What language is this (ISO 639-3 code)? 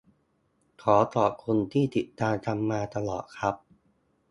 tha